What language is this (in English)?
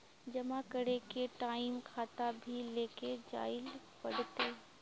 Magahi